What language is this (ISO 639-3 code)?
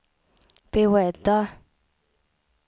swe